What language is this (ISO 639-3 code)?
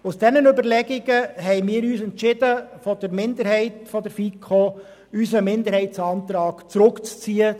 gsw